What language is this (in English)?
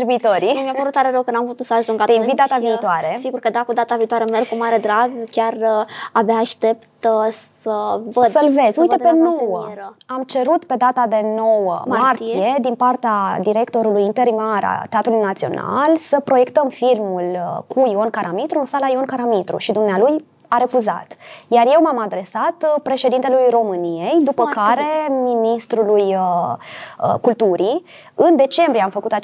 Romanian